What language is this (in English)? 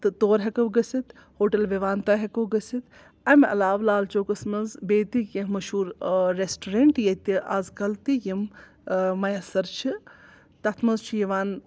Kashmiri